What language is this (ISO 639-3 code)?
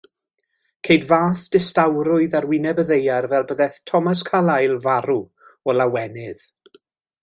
cym